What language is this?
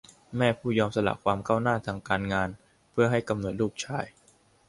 Thai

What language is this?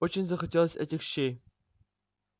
Russian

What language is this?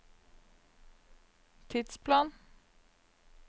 Norwegian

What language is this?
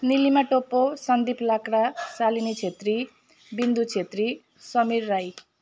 Nepali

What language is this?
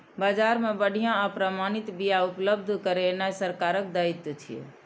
Maithili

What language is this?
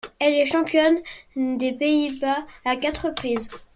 French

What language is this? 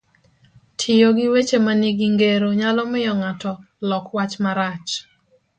Luo (Kenya and Tanzania)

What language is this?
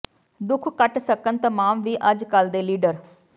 Punjabi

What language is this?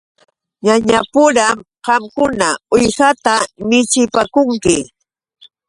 Yauyos Quechua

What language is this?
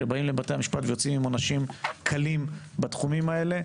Hebrew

